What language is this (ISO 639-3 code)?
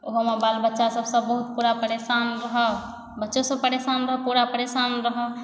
mai